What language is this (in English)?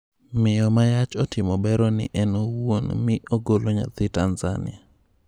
Luo (Kenya and Tanzania)